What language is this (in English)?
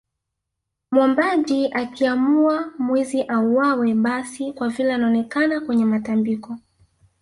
Swahili